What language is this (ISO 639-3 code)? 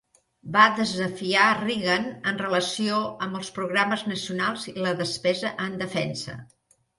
cat